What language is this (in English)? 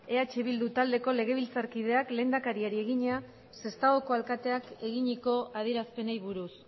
Basque